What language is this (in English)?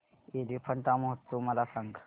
Marathi